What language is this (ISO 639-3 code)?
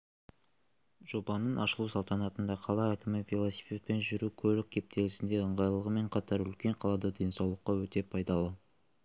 kaz